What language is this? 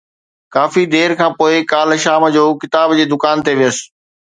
Sindhi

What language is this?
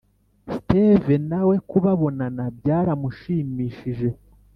Kinyarwanda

